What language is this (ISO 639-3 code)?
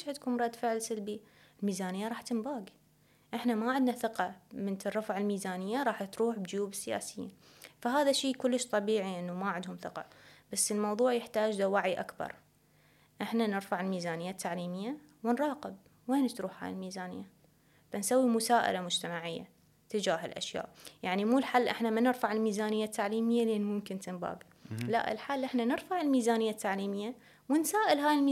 ara